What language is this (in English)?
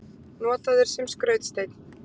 Icelandic